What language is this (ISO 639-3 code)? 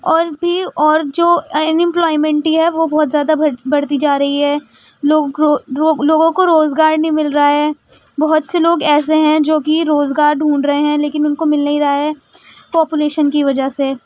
urd